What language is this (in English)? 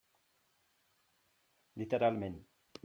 Catalan